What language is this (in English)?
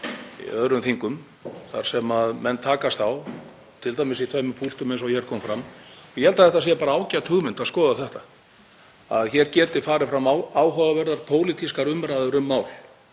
Icelandic